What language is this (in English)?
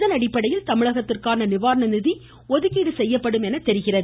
Tamil